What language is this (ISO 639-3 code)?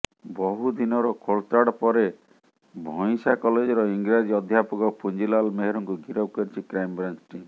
ori